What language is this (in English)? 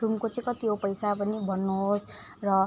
Nepali